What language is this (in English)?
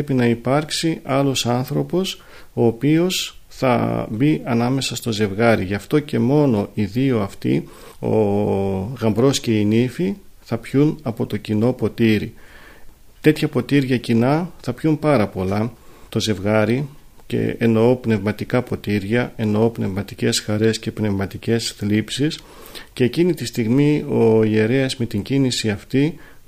Greek